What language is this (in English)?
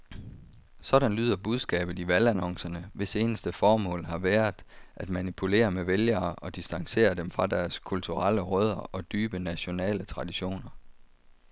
Danish